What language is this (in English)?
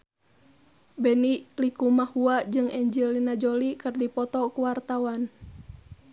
Sundanese